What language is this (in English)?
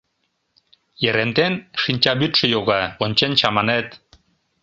Mari